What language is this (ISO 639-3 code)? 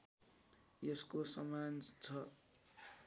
nep